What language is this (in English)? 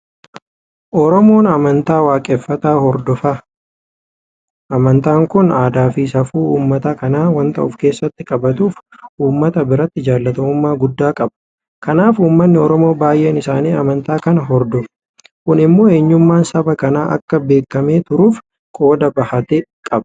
Oromo